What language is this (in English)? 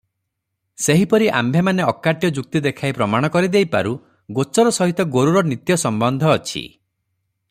Odia